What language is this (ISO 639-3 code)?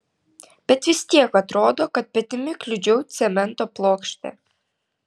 lit